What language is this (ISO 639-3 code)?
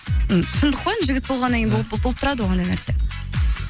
kaz